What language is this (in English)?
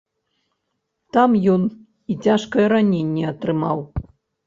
Belarusian